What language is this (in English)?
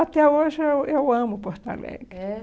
Portuguese